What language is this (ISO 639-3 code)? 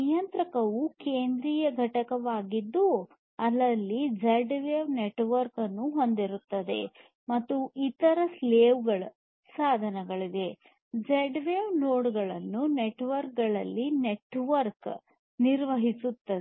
kan